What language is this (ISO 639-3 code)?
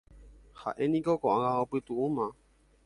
grn